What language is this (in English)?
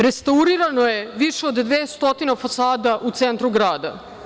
Serbian